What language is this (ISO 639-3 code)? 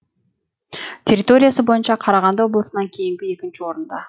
kaz